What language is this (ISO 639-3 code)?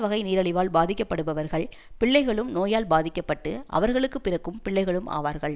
tam